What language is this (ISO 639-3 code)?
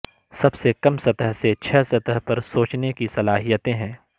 urd